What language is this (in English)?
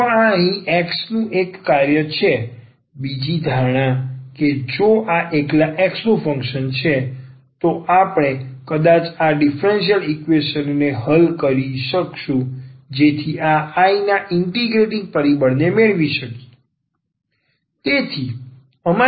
Gujarati